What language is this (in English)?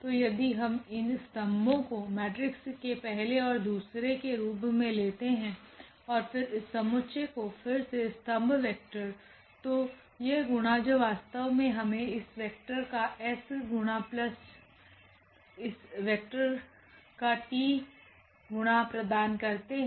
Hindi